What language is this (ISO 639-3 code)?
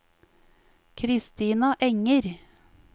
nor